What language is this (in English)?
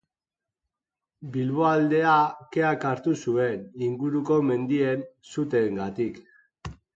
Basque